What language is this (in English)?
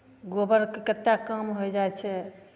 Maithili